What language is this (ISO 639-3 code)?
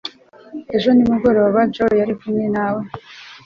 kin